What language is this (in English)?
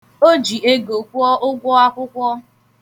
Igbo